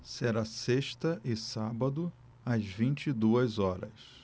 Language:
Portuguese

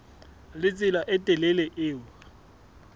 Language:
Southern Sotho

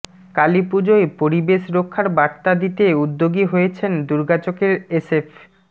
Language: Bangla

